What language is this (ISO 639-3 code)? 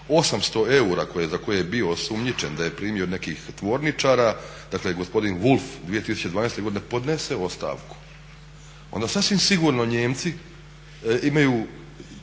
hrv